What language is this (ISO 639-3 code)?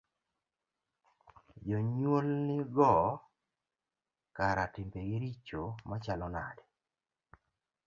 luo